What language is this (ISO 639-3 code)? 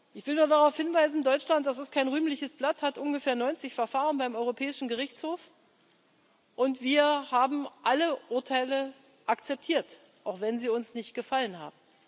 deu